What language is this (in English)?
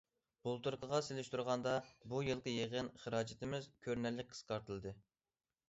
Uyghur